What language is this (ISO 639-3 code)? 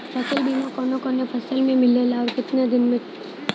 bho